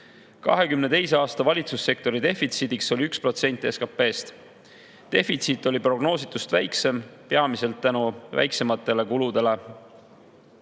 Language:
Estonian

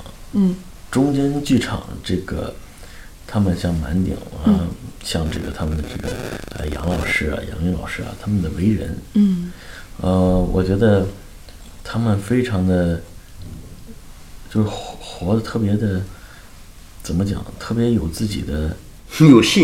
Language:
Chinese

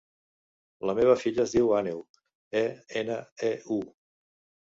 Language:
Catalan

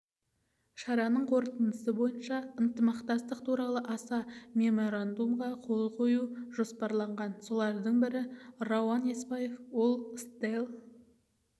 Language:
Kazakh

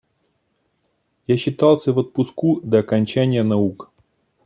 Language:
Russian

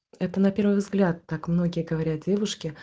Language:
Russian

